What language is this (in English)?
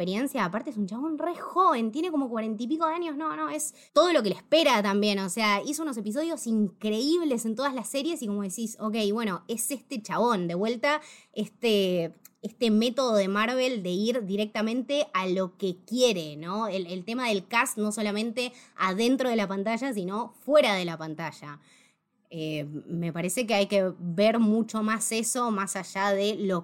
Spanish